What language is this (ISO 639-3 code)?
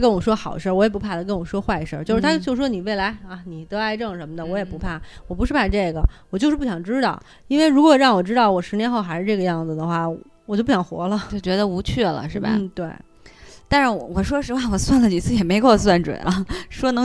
zho